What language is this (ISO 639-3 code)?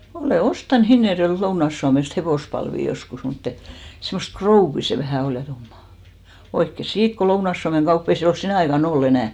fin